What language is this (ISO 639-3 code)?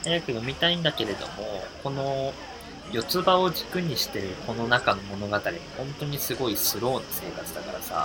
jpn